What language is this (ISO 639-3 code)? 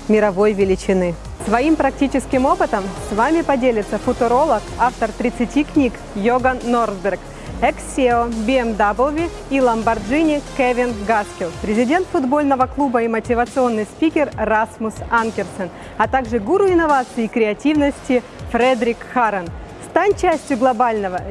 rus